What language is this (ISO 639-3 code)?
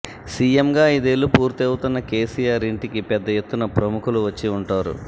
tel